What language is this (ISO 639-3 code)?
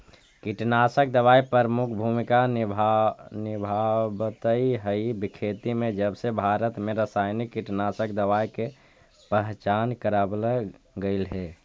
mag